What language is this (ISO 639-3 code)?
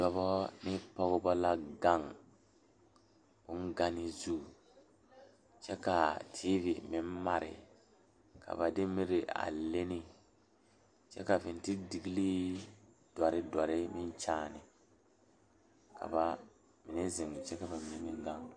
dga